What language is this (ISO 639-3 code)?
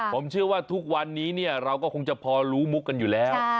tha